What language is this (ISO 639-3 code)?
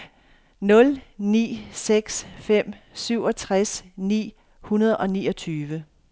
dan